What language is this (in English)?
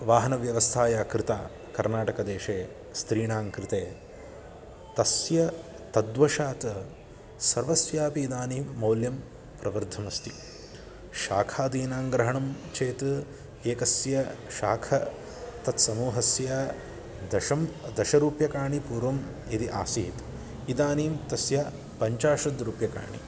Sanskrit